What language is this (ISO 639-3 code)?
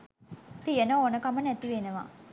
sin